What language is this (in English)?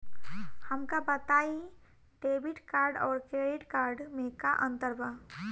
Bhojpuri